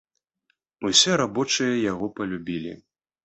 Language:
Belarusian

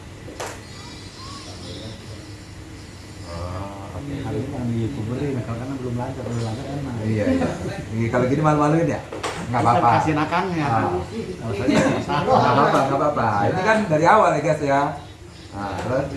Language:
Indonesian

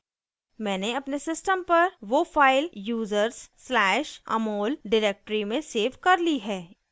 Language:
Hindi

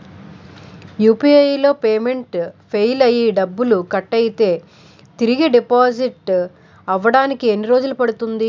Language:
Telugu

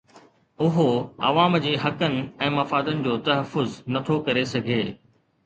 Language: Sindhi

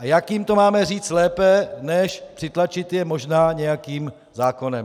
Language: Czech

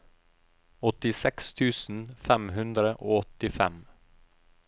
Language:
Norwegian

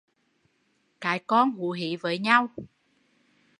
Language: Vietnamese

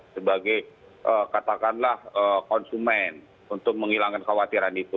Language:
Indonesian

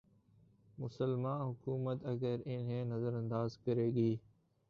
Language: Urdu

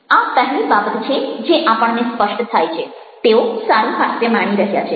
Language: Gujarati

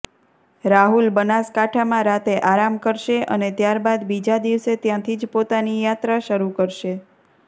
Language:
Gujarati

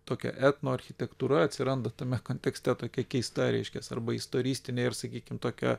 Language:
Lithuanian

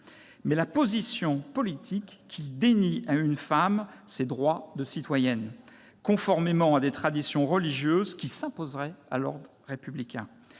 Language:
French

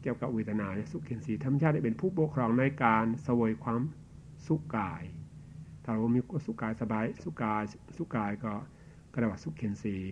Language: Thai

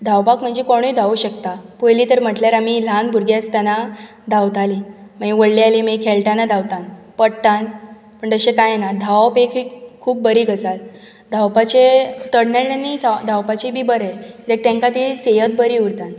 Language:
Konkani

